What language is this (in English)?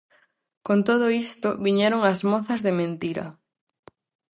Galician